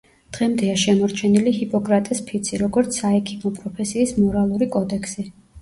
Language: Georgian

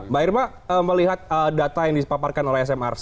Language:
Indonesian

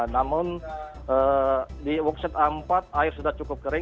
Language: Indonesian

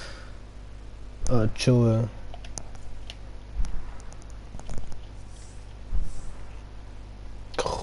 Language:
Dutch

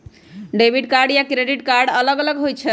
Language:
Magahi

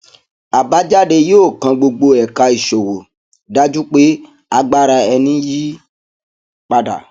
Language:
Yoruba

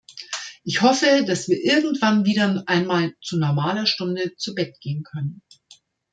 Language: German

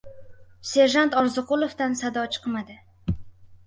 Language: Uzbek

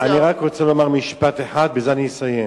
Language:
Hebrew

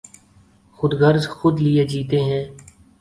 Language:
Urdu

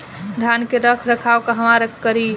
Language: Bhojpuri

